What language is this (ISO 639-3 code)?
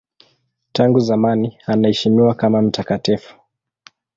swa